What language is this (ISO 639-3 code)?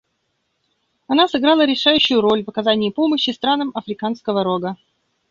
rus